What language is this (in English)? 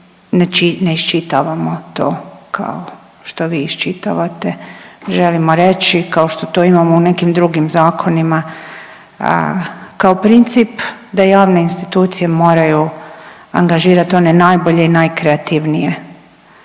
Croatian